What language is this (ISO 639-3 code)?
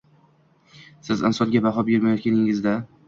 uzb